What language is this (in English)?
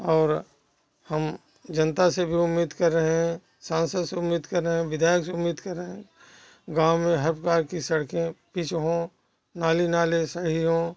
Hindi